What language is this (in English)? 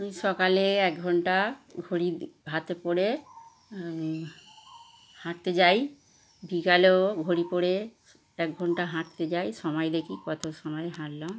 Bangla